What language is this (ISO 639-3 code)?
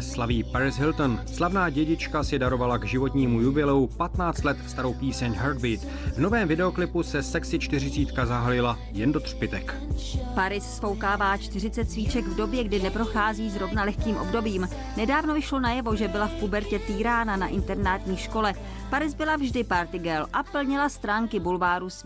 ces